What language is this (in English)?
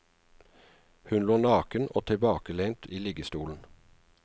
Norwegian